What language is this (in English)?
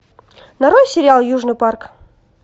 Russian